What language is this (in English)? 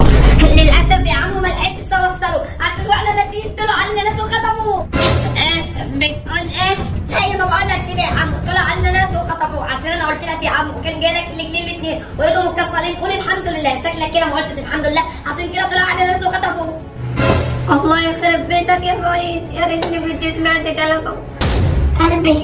Arabic